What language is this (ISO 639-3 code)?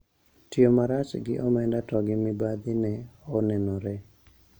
luo